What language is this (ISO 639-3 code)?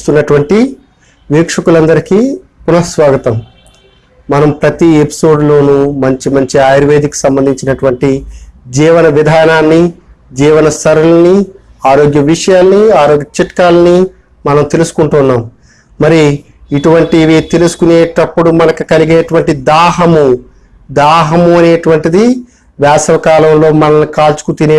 eng